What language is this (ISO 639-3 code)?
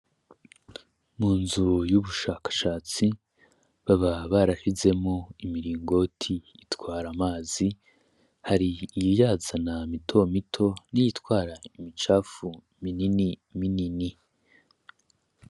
run